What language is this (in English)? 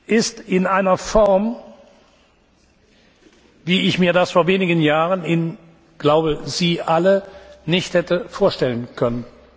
German